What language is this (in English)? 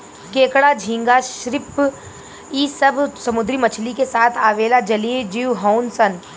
Bhojpuri